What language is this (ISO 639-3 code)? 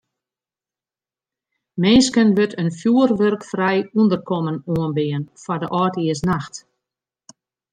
fry